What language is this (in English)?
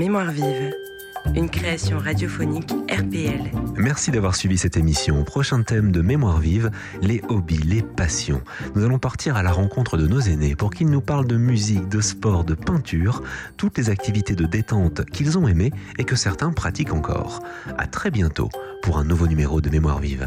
French